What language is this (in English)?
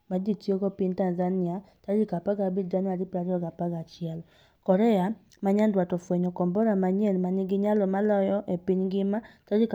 Luo (Kenya and Tanzania)